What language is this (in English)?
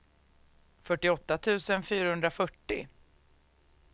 Swedish